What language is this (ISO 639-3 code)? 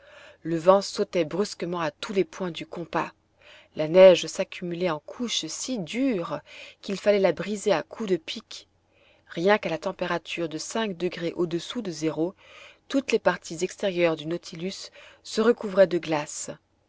fra